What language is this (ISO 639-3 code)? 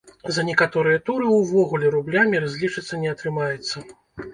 bel